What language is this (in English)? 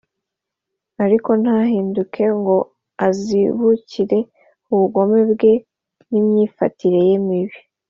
Kinyarwanda